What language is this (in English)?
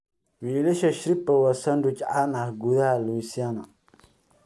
Somali